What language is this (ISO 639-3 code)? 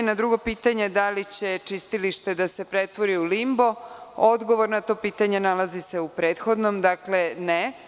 srp